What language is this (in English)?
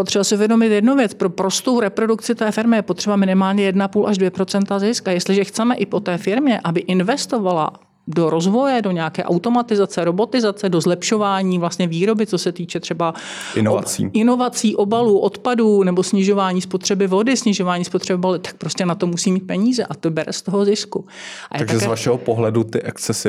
Czech